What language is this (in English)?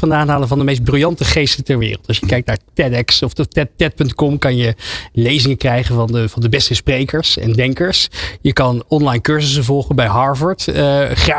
Dutch